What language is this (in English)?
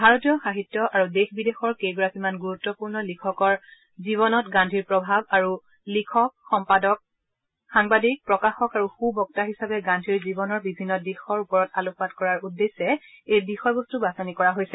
Assamese